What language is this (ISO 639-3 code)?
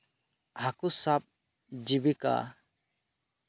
sat